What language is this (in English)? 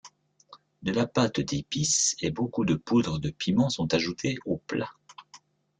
French